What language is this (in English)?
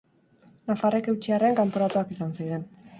Basque